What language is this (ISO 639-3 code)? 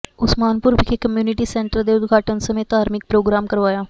pan